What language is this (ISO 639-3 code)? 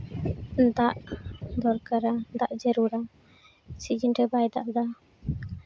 sat